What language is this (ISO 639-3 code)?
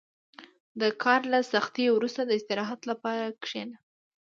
pus